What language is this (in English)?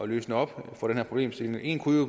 Danish